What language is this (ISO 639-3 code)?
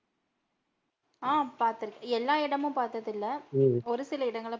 tam